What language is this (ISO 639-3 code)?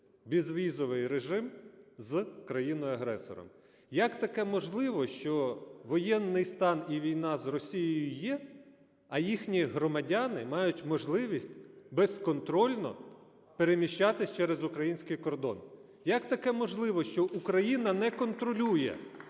ukr